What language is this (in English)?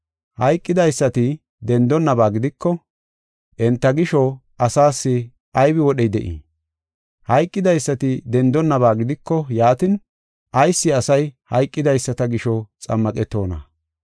Gofa